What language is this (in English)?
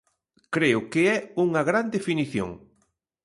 Galician